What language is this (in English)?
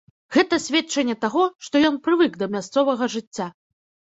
Belarusian